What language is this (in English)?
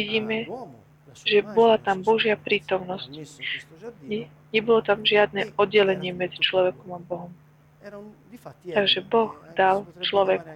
Slovak